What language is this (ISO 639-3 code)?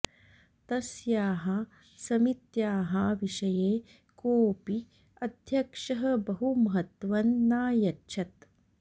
san